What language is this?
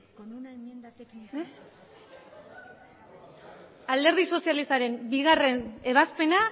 Basque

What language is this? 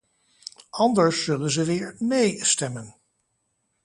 Dutch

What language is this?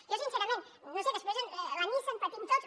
Catalan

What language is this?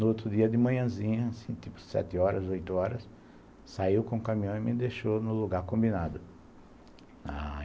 Portuguese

